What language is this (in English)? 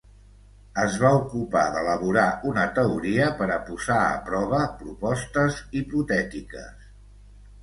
Catalan